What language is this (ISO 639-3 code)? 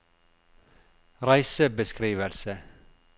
nor